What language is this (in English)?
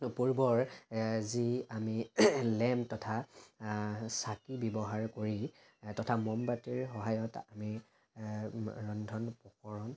Assamese